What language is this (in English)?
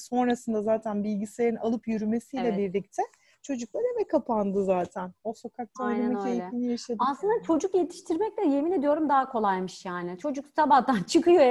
Turkish